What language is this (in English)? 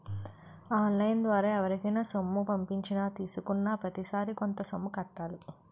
Telugu